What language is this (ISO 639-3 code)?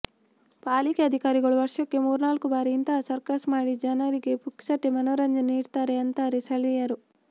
kan